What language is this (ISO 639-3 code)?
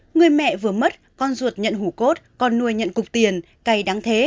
vie